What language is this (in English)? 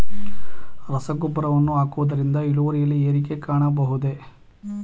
Kannada